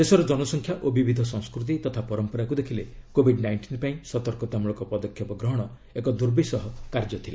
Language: Odia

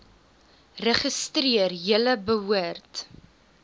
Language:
Afrikaans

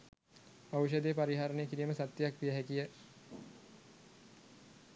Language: Sinhala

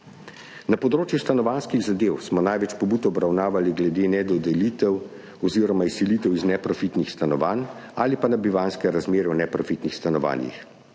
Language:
Slovenian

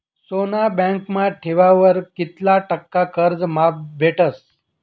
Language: Marathi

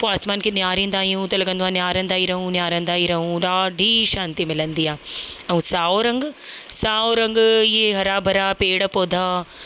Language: Sindhi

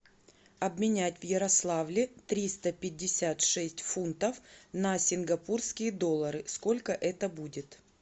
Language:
Russian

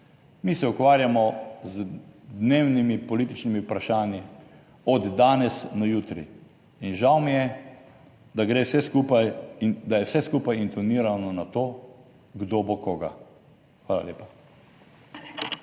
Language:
Slovenian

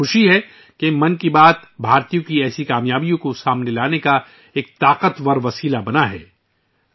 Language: Urdu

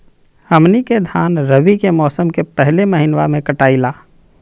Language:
Magahi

